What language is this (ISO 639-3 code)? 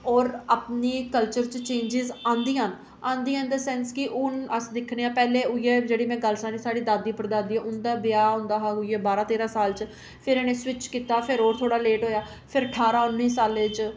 doi